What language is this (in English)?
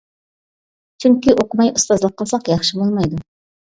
Uyghur